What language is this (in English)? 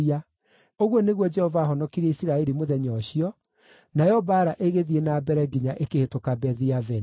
Kikuyu